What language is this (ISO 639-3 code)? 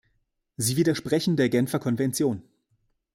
deu